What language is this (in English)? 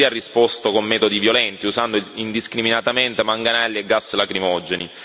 Italian